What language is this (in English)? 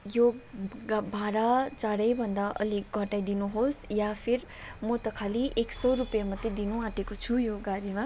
Nepali